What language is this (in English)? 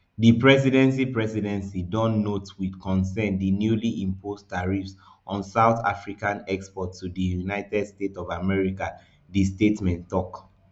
Nigerian Pidgin